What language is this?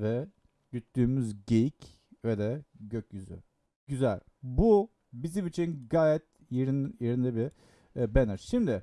Turkish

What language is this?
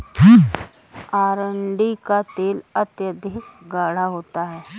Hindi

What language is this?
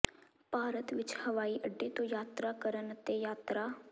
Punjabi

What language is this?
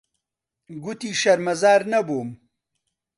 Central Kurdish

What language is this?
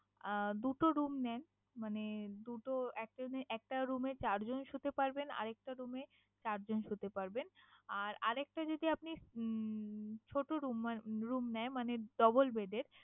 Bangla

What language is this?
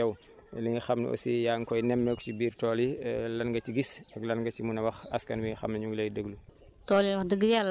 Wolof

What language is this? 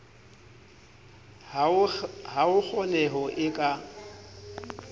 Southern Sotho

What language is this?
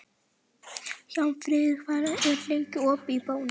Icelandic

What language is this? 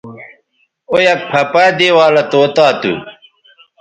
Bateri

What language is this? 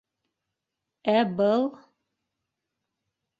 Bashkir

